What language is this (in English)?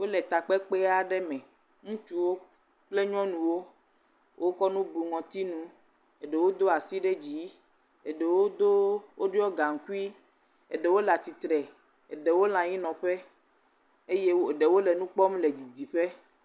Ewe